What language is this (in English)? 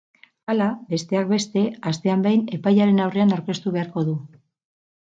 Basque